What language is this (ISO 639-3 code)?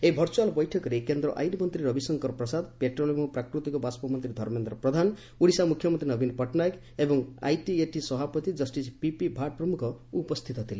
ori